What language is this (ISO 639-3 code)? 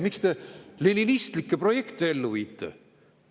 est